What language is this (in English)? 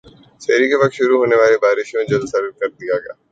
Urdu